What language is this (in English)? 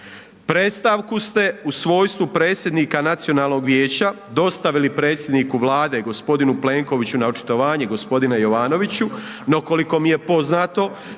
Croatian